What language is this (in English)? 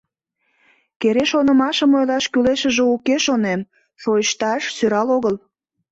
Mari